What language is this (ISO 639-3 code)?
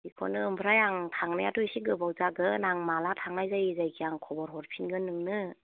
brx